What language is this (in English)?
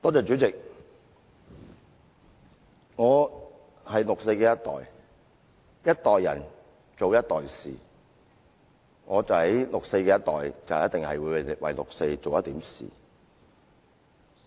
Cantonese